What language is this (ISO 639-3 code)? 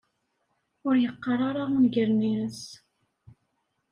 kab